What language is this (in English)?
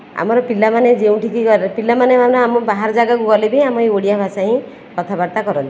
Odia